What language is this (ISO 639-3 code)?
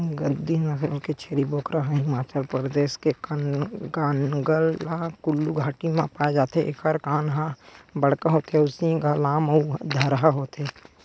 hne